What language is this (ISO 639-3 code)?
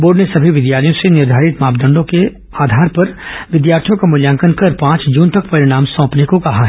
hin